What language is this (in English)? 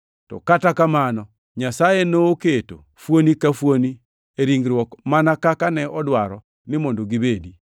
Luo (Kenya and Tanzania)